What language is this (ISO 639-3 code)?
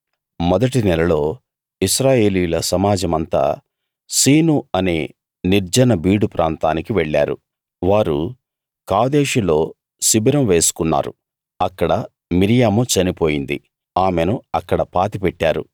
tel